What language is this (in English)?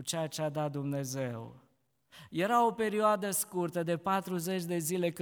Romanian